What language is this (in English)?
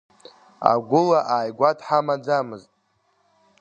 Abkhazian